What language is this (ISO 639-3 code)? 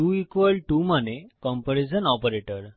ben